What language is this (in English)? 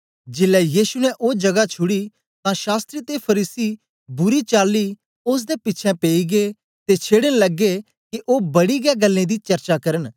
Dogri